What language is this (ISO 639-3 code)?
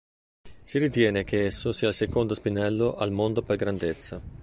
ita